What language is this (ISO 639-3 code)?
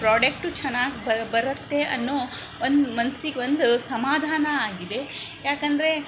kan